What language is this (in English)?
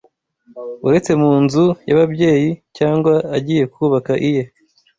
Kinyarwanda